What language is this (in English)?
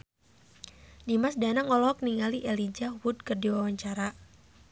Sundanese